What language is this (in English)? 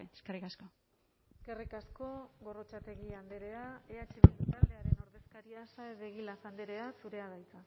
Basque